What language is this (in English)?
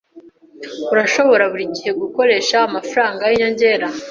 Kinyarwanda